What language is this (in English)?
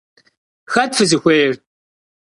Kabardian